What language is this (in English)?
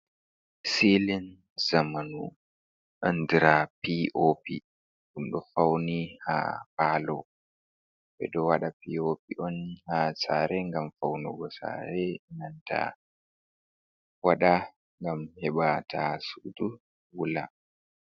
Fula